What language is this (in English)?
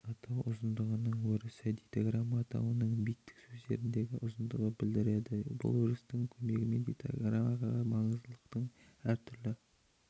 Kazakh